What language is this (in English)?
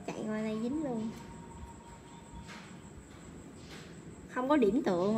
Vietnamese